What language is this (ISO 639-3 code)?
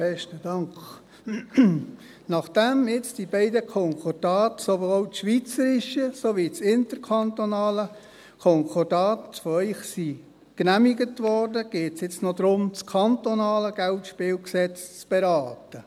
gsw